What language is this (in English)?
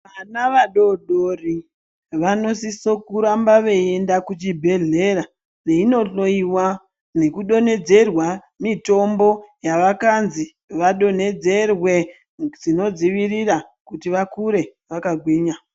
Ndau